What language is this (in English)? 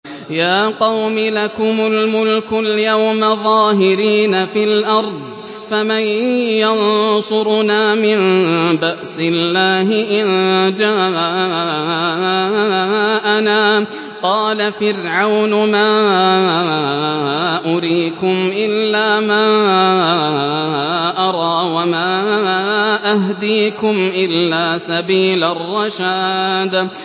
Arabic